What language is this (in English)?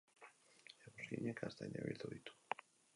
Basque